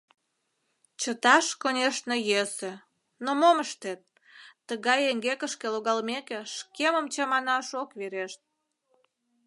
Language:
Mari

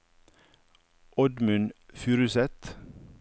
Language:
Norwegian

